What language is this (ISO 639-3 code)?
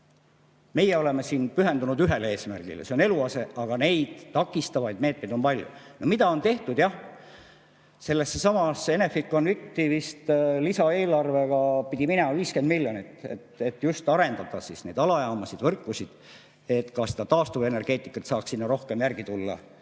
est